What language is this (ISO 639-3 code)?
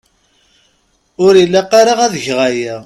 kab